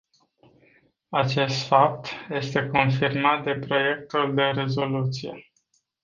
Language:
Romanian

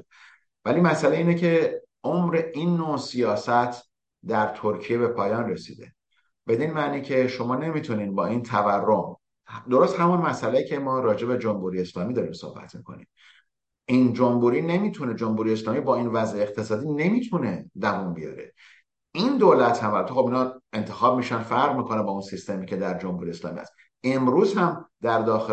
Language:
Persian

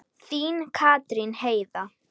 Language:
Icelandic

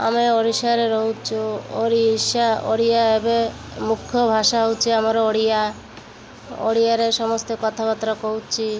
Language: Odia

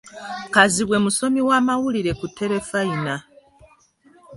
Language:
Ganda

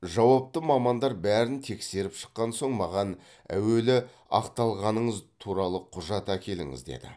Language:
Kazakh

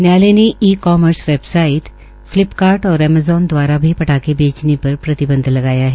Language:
Hindi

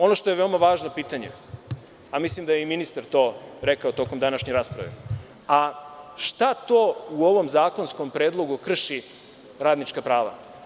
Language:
Serbian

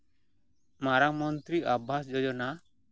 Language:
Santali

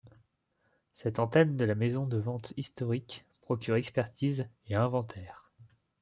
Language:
French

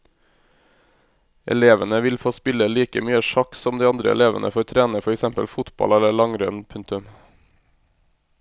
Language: Norwegian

